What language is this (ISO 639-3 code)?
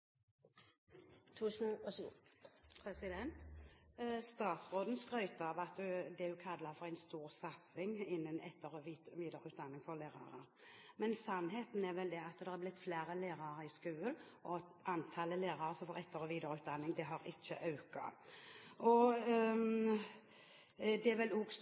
nor